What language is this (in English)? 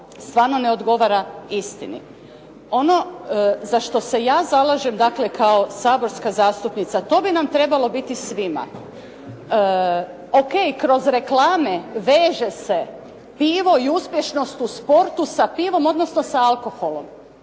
Croatian